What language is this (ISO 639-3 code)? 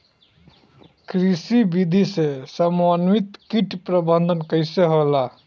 bho